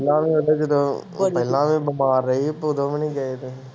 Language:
Punjabi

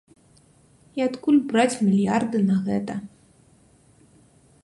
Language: Belarusian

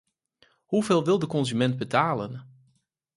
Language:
Dutch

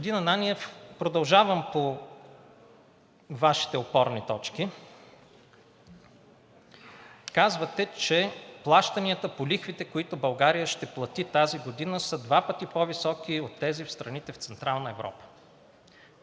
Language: Bulgarian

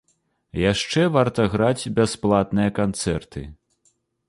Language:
Belarusian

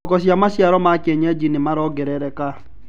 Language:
Kikuyu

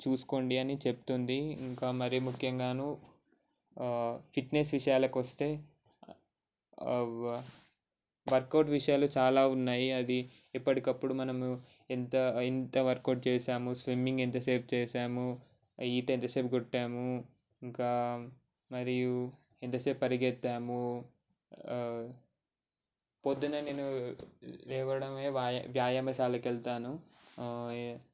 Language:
Telugu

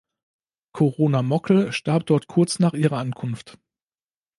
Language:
German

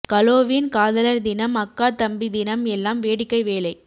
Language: Tamil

